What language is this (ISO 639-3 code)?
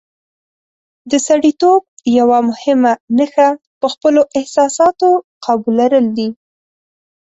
pus